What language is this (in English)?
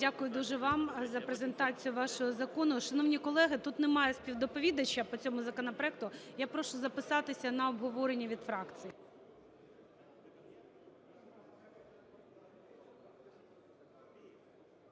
Ukrainian